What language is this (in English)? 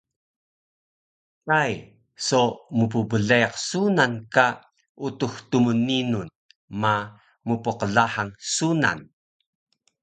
Taroko